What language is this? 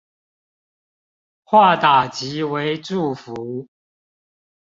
Chinese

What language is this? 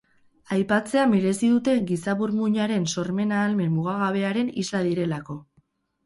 Basque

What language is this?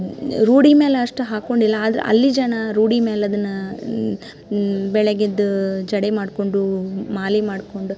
Kannada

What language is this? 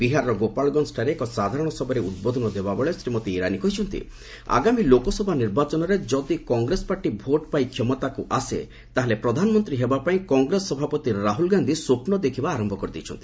Odia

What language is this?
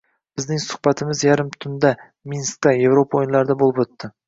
Uzbek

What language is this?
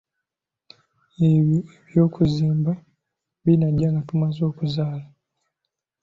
Ganda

